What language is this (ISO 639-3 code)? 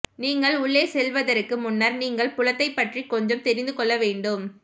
tam